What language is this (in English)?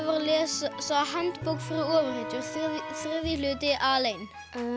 Icelandic